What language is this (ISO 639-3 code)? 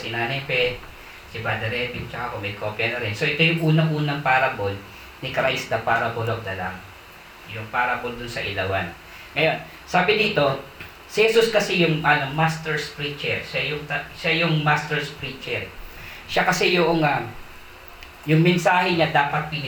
fil